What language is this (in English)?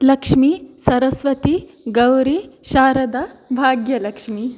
Sanskrit